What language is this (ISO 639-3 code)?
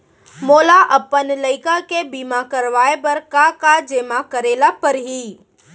hne